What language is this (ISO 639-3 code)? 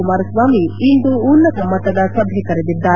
kan